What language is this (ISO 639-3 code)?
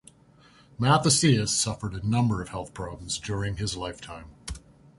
eng